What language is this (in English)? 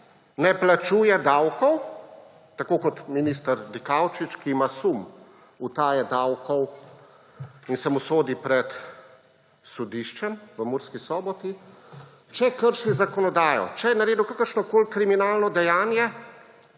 Slovenian